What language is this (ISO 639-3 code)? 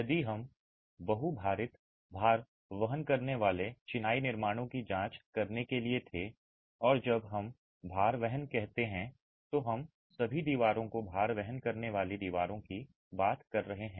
hin